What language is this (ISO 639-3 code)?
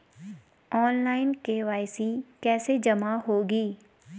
hin